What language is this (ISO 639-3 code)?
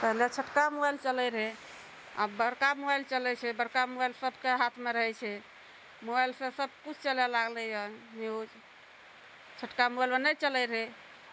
mai